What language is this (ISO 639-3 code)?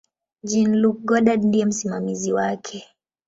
swa